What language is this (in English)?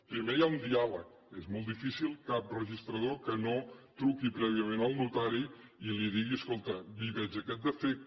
Catalan